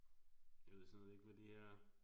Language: Danish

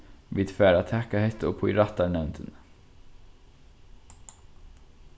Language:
Faroese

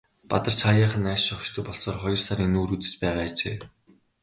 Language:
Mongolian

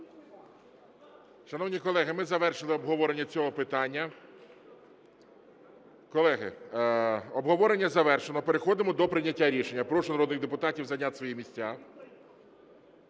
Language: Ukrainian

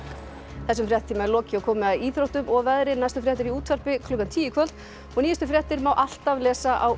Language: Icelandic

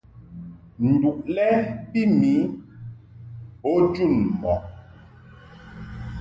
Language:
Mungaka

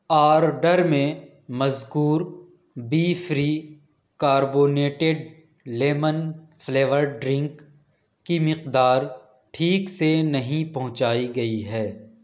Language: Urdu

